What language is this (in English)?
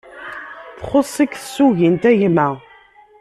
Kabyle